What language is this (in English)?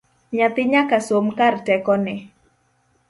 Luo (Kenya and Tanzania)